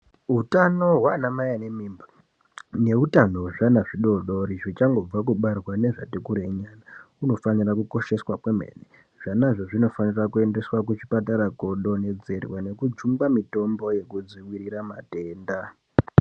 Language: Ndau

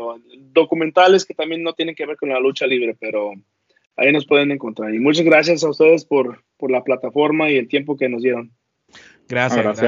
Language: Spanish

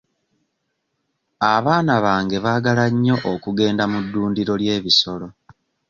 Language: Ganda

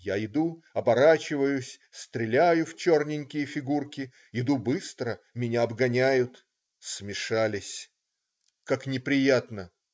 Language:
Russian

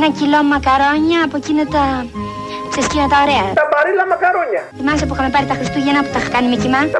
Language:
Greek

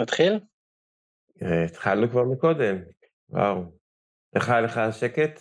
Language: Hebrew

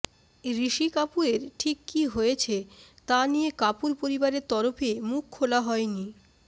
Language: Bangla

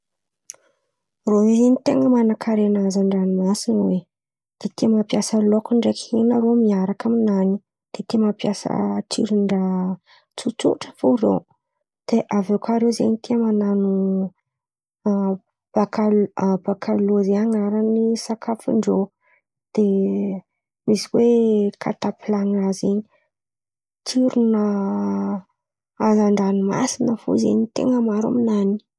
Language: Antankarana Malagasy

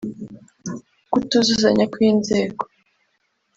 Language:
Kinyarwanda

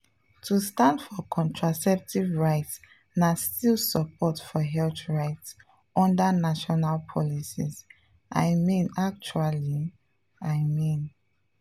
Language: Nigerian Pidgin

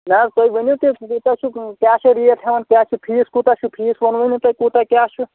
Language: Kashmiri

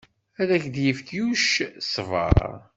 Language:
Kabyle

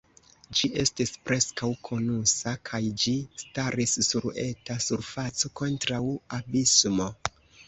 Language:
Esperanto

